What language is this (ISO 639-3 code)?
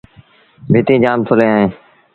sbn